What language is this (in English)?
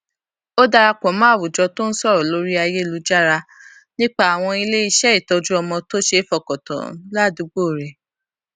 Yoruba